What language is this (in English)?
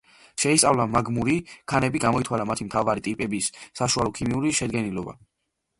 Georgian